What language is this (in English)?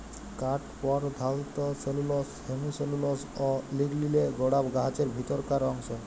Bangla